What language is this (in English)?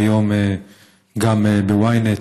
Hebrew